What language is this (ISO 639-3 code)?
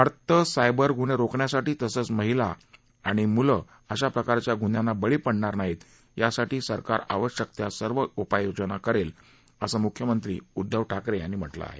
mar